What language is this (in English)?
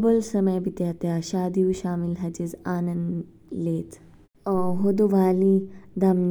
Kinnauri